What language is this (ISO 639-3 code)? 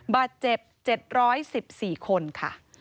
tha